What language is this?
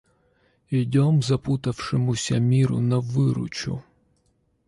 Russian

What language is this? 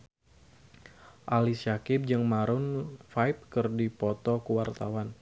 Sundanese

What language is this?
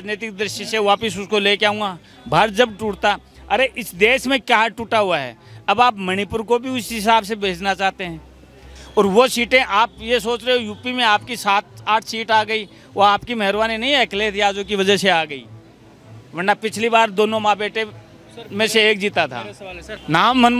Hindi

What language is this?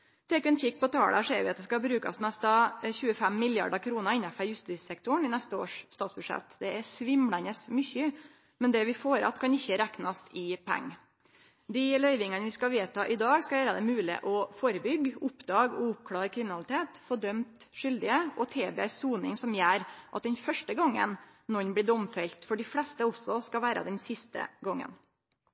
Norwegian Nynorsk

